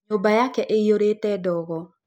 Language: Kikuyu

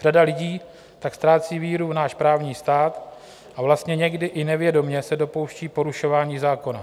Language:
Czech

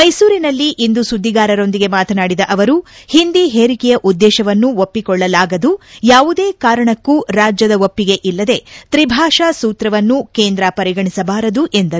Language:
Kannada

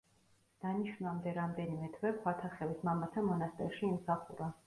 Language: Georgian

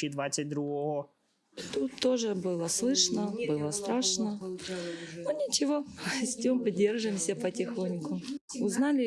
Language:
Ukrainian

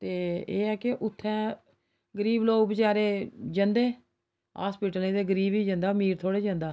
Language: Dogri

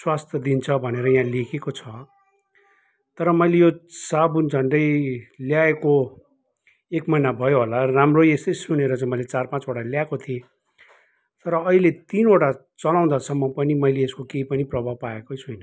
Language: Nepali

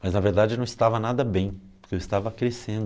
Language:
Portuguese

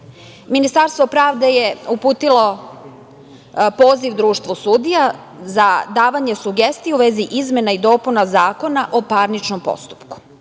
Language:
Serbian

